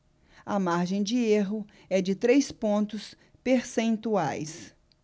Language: Portuguese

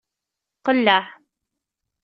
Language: Kabyle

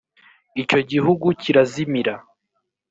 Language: Kinyarwanda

